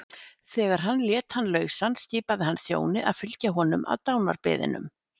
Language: Icelandic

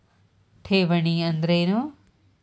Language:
Kannada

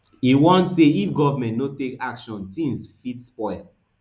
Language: Nigerian Pidgin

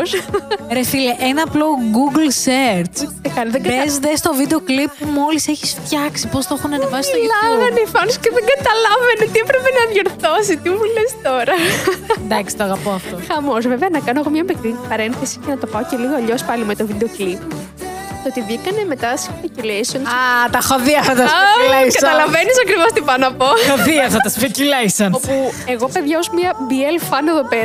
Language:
Greek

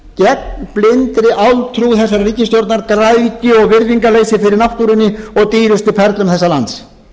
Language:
Icelandic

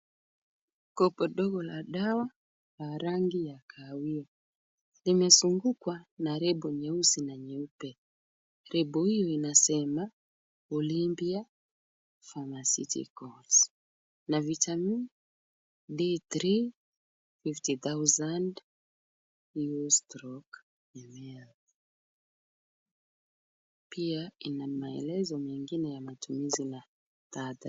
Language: Swahili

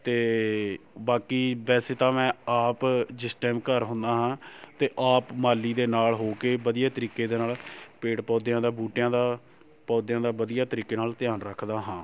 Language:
Punjabi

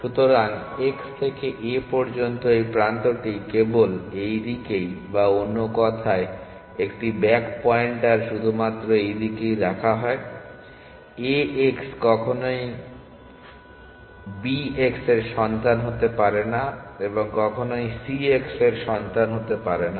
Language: Bangla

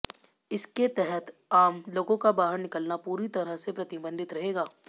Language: Hindi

